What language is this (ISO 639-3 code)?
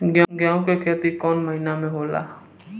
bho